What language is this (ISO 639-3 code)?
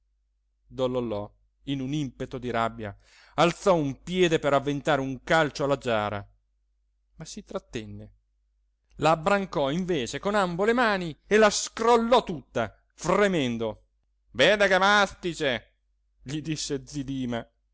ita